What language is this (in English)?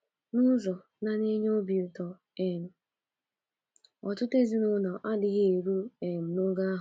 Igbo